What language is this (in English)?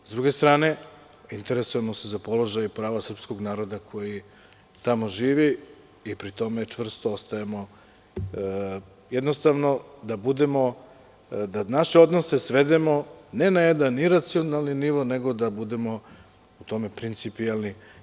Serbian